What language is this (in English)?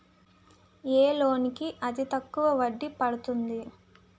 Telugu